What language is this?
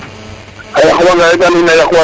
Serer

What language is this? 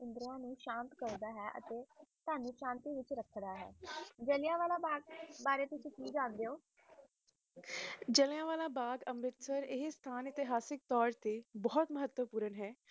Punjabi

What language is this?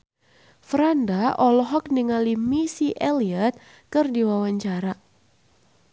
Sundanese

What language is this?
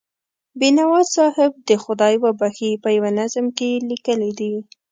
Pashto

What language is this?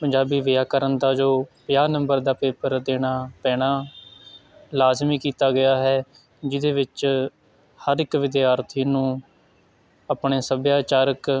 Punjabi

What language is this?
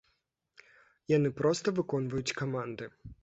Belarusian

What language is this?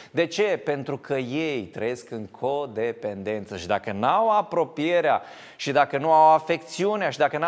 Romanian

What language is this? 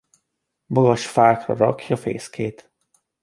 Hungarian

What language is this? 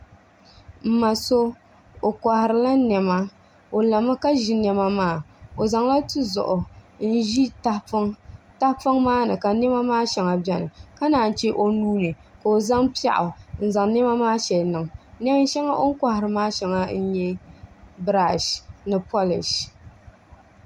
Dagbani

